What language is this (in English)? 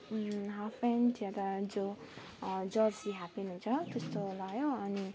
Nepali